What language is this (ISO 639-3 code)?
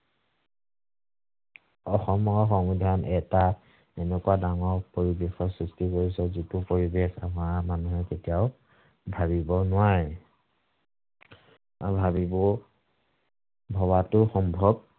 asm